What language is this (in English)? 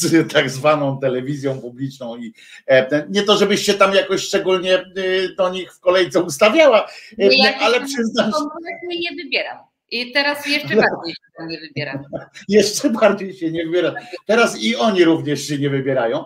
Polish